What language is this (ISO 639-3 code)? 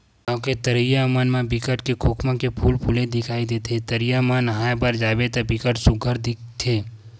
hne